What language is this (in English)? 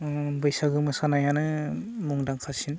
Bodo